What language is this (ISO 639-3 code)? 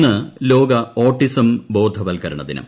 mal